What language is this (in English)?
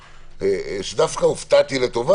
Hebrew